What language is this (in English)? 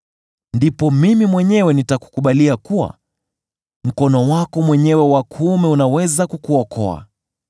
Swahili